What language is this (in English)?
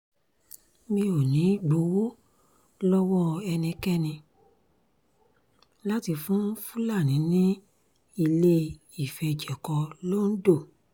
Yoruba